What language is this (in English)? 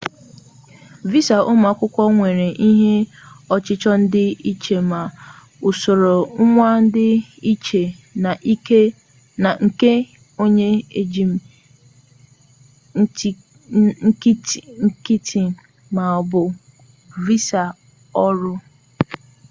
Igbo